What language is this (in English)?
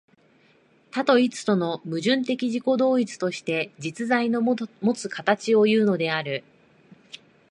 Japanese